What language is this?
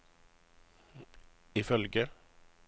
Norwegian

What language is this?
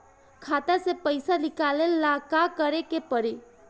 Bhojpuri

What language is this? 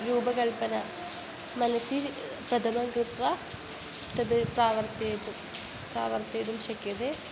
Sanskrit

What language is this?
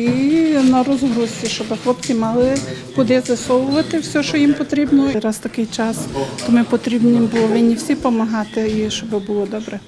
Ukrainian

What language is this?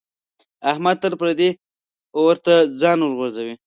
Pashto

